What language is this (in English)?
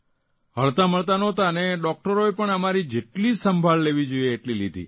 Gujarati